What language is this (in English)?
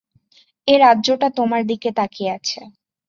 Bangla